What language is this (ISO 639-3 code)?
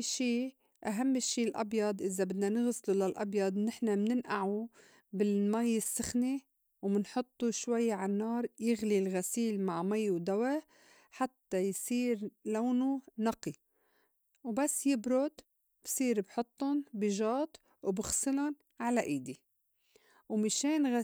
apc